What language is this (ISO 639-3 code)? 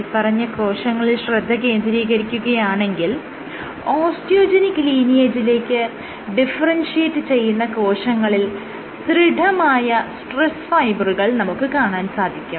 mal